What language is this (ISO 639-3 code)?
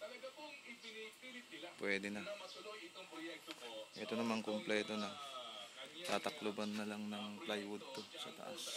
fil